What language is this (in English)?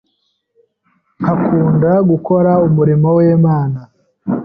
Kinyarwanda